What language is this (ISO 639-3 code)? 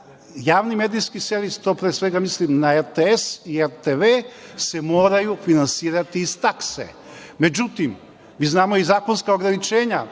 srp